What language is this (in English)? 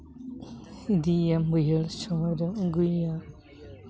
Santali